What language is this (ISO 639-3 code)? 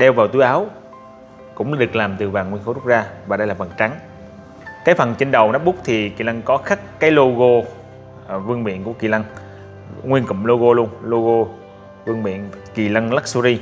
vie